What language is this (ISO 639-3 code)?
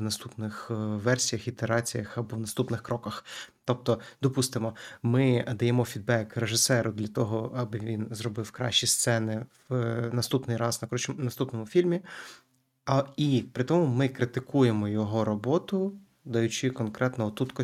ukr